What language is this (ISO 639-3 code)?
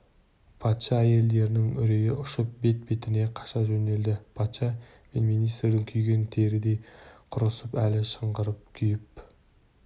kaz